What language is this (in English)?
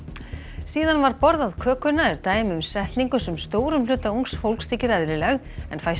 Icelandic